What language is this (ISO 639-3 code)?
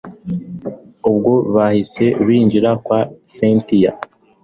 kin